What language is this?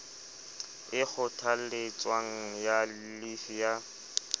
Southern Sotho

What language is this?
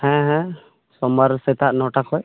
Santali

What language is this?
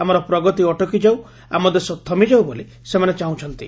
Odia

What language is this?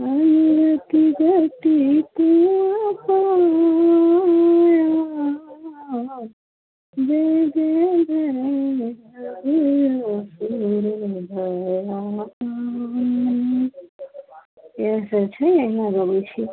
Maithili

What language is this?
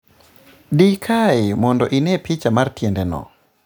Luo (Kenya and Tanzania)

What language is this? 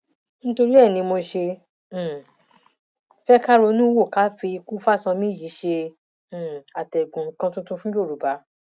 Yoruba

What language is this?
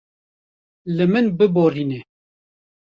Kurdish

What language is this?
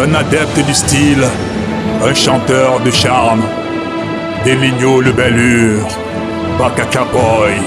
French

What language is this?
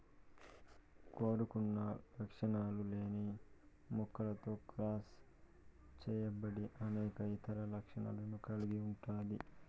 Telugu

